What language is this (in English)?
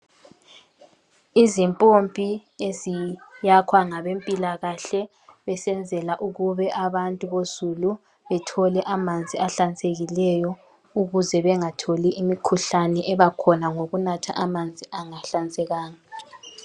North Ndebele